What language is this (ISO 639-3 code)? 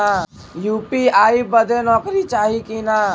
bho